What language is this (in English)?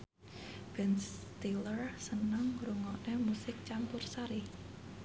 Javanese